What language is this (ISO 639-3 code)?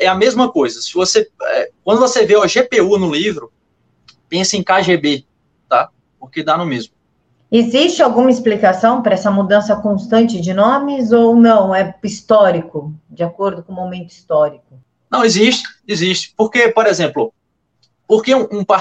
por